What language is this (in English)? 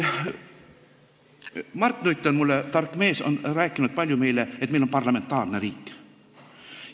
Estonian